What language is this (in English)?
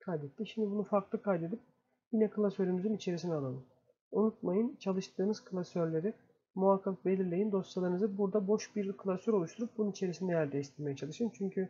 Turkish